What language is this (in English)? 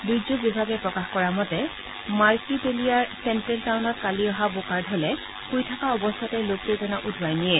Assamese